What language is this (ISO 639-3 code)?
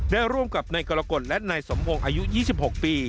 tha